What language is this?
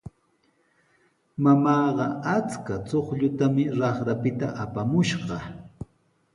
Sihuas Ancash Quechua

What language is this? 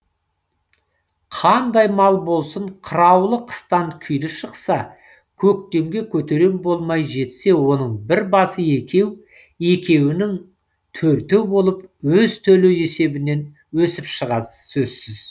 Kazakh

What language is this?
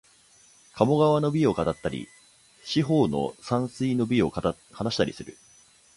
Japanese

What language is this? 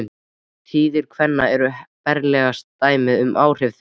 Icelandic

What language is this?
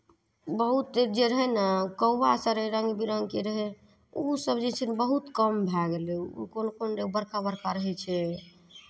Maithili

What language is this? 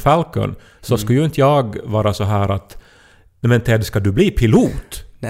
Swedish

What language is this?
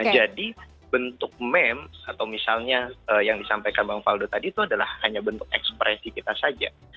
Indonesian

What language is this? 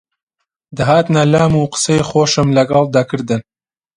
Central Kurdish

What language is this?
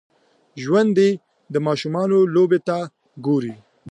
Pashto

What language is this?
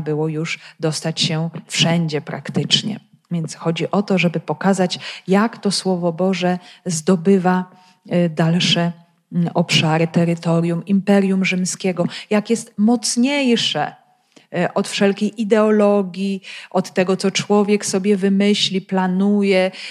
Polish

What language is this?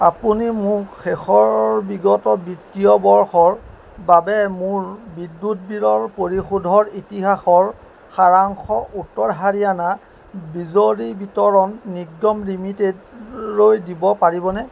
Assamese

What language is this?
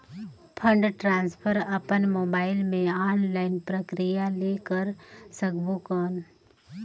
Chhattisgarhi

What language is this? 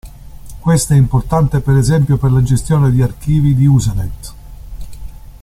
Italian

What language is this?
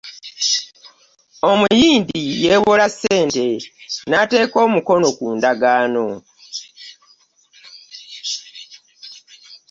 Ganda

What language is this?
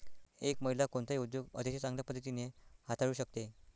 Marathi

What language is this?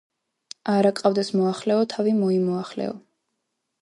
Georgian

